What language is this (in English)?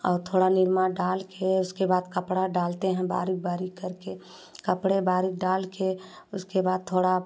Hindi